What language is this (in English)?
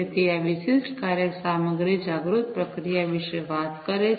Gujarati